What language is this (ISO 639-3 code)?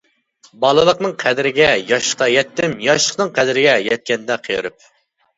uig